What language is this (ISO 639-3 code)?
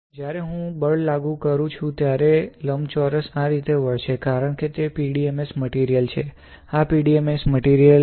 guj